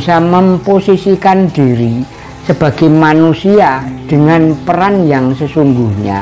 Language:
Indonesian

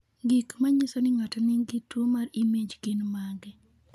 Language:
Luo (Kenya and Tanzania)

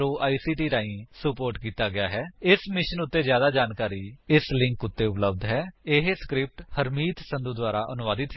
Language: Punjabi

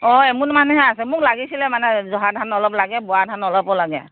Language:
Assamese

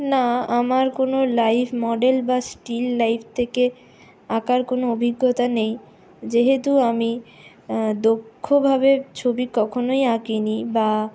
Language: Bangla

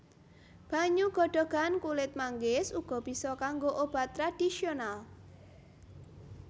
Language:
Javanese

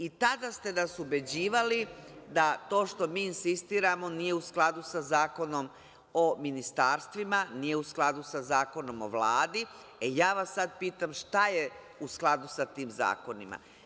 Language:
Serbian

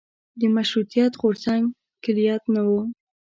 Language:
Pashto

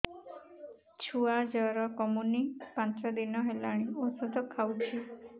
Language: Odia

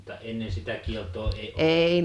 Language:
Finnish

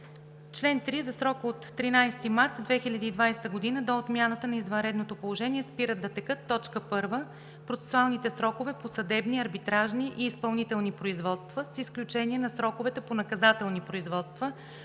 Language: Bulgarian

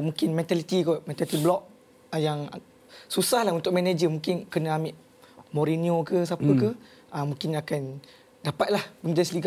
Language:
Malay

